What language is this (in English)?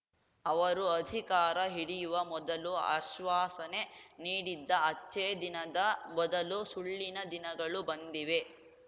Kannada